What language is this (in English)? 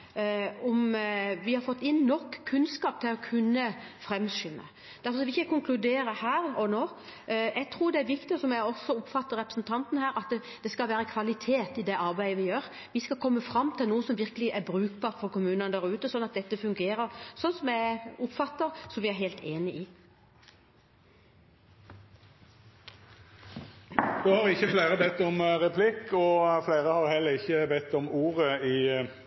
Norwegian